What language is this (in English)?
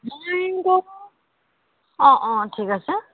Assamese